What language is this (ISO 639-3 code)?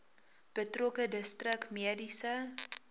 afr